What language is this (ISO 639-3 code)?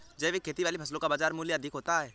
hin